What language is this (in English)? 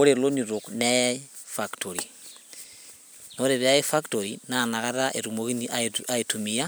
Masai